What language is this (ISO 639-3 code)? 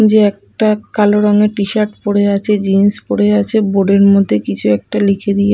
ben